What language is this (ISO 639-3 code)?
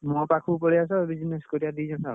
ori